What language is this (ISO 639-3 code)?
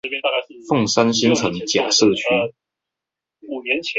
zho